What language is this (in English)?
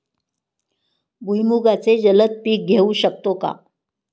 Marathi